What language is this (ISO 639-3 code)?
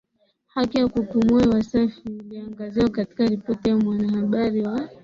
swa